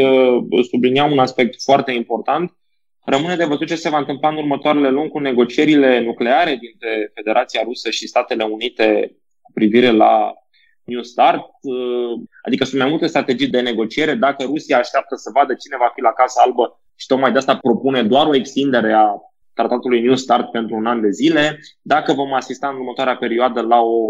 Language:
Romanian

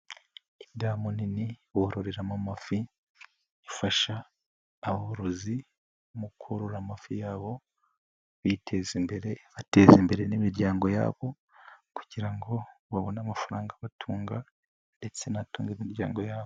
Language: Kinyarwanda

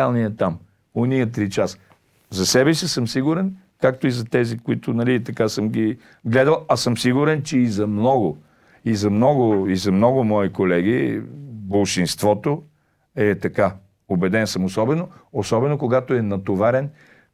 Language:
Bulgarian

